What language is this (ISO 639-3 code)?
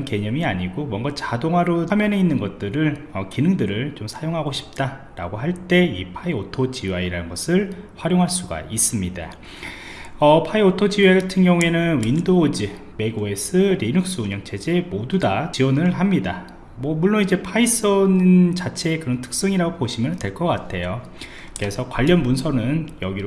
kor